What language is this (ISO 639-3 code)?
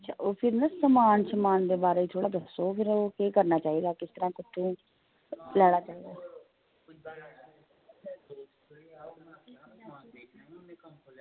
doi